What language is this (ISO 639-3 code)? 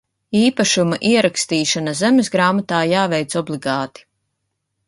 lav